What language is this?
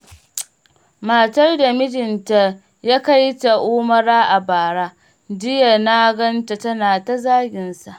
Hausa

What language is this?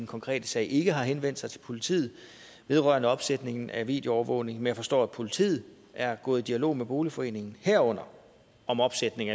Danish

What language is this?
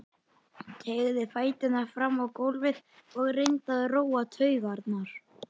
Icelandic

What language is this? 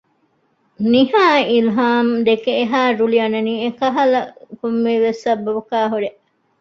Divehi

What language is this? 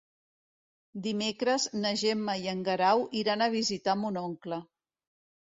Catalan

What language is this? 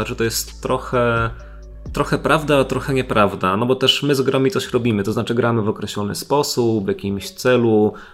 Polish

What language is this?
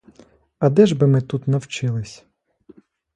Ukrainian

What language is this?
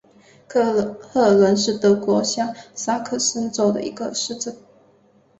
Chinese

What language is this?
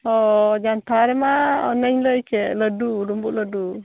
Santali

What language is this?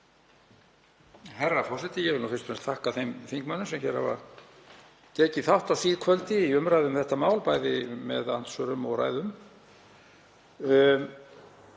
Icelandic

